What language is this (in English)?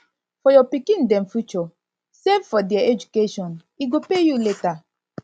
Nigerian Pidgin